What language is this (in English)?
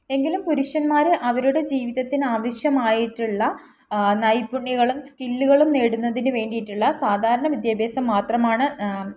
Malayalam